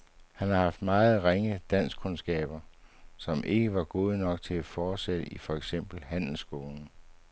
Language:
Danish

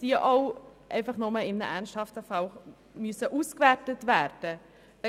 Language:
Swiss German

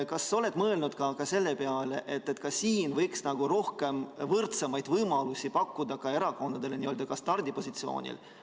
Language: Estonian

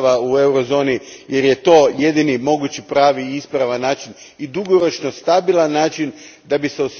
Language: Croatian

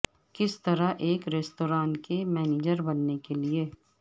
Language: Urdu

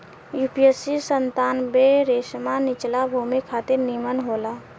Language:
Bhojpuri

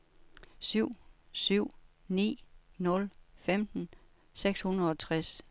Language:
Danish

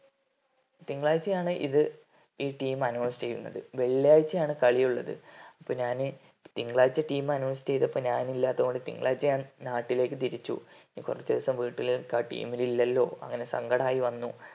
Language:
Malayalam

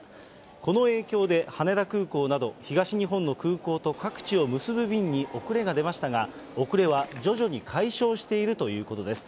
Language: Japanese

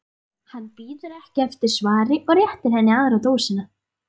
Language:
Icelandic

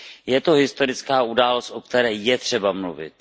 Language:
Czech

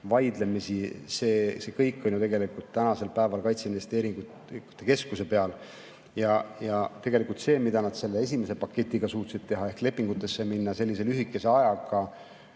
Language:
Estonian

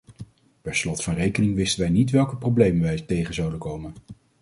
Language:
Dutch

